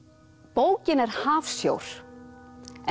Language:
Icelandic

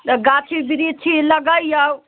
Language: Maithili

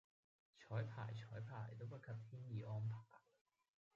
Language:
Cantonese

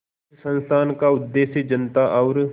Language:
Hindi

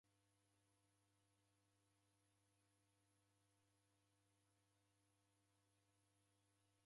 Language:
Taita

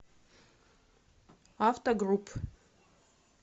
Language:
Russian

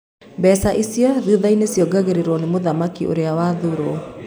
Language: Kikuyu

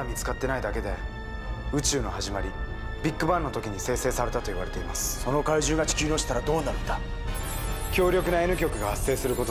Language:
Japanese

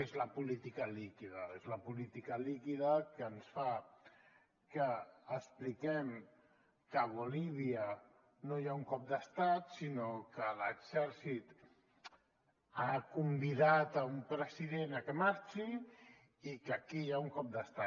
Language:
Catalan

